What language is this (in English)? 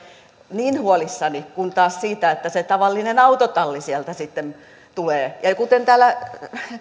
Finnish